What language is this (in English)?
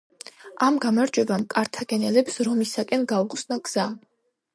Georgian